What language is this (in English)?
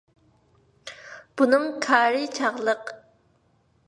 Uyghur